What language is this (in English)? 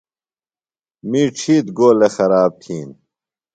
Phalura